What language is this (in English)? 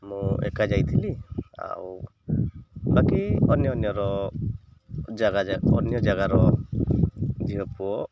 Odia